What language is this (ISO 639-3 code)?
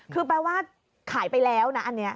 tha